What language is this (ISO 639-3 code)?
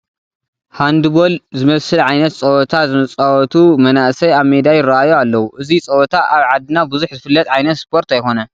tir